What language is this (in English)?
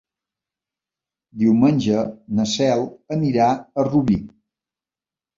Catalan